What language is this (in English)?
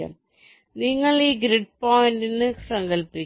Malayalam